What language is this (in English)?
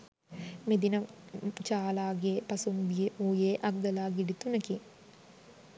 Sinhala